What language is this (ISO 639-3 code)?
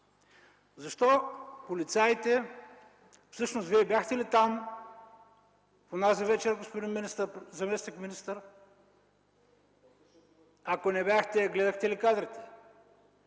bul